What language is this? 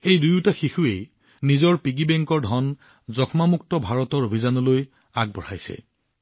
Assamese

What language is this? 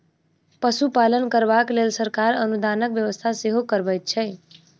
Maithili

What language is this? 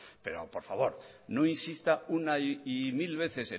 Spanish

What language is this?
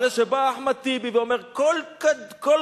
Hebrew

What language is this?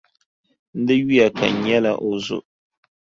Dagbani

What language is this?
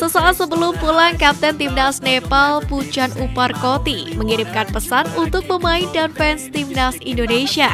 Indonesian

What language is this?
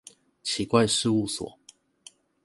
Chinese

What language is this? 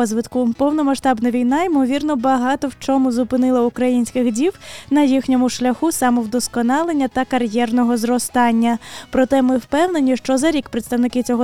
Ukrainian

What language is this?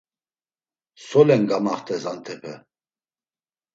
Laz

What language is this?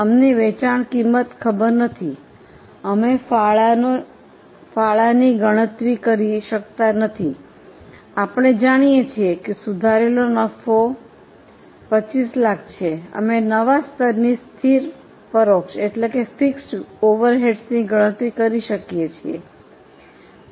Gujarati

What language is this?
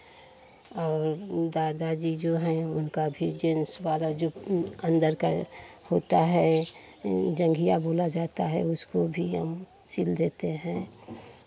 Hindi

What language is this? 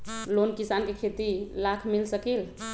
Magahi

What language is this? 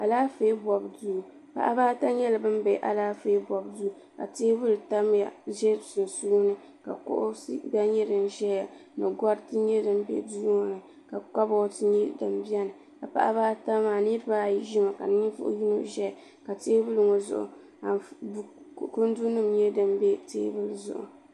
Dagbani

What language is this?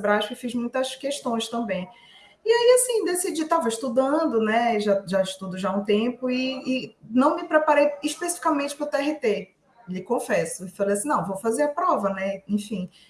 Portuguese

